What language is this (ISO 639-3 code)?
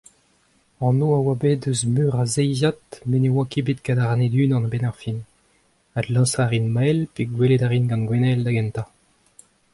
bre